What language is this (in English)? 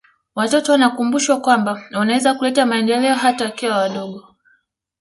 Swahili